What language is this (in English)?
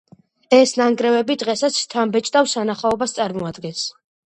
Georgian